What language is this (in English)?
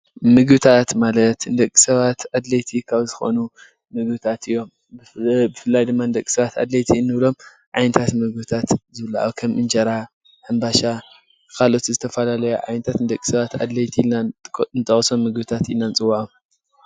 Tigrinya